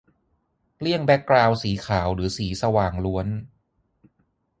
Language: Thai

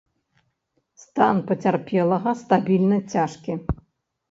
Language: Belarusian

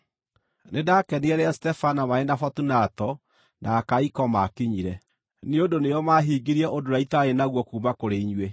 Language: Kikuyu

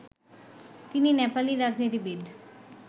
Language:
Bangla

